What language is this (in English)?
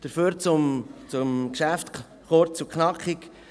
Swiss German